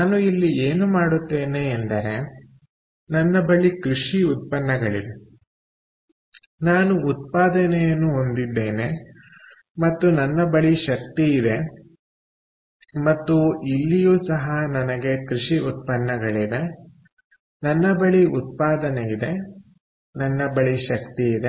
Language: Kannada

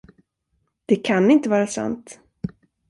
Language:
Swedish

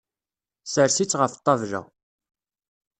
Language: Kabyle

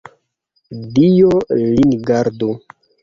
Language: Esperanto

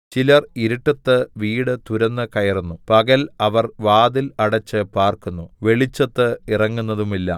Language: Malayalam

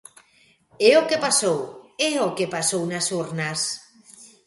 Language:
Galician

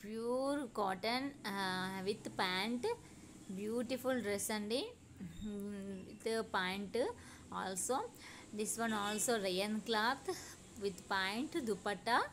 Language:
Hindi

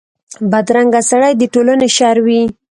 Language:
Pashto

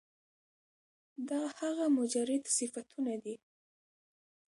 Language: Pashto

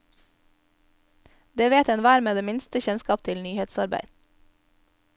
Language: Norwegian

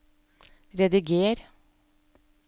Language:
Norwegian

